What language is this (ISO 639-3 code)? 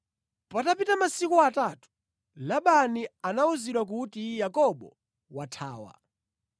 nya